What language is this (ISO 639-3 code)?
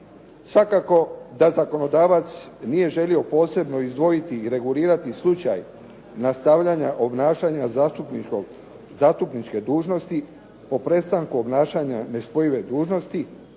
hrv